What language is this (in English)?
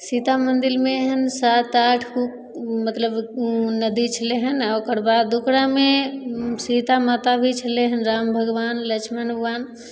Maithili